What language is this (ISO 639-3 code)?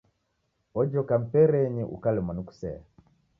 dav